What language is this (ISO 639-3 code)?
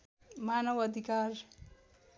nep